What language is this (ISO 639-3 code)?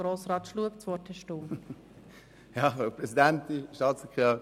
gsw